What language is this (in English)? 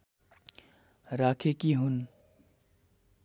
Nepali